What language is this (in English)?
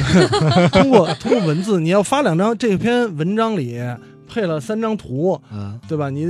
Chinese